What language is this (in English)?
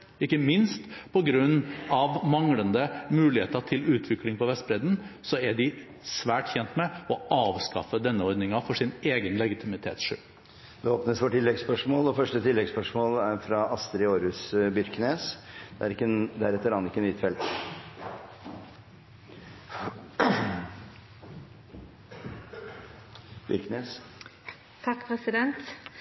Norwegian Bokmål